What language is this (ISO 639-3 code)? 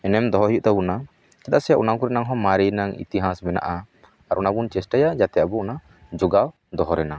sat